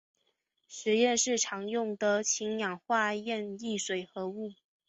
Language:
Chinese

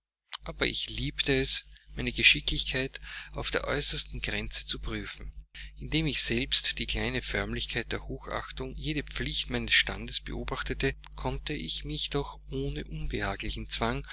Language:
German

